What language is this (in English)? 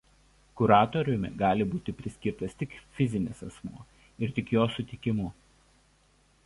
Lithuanian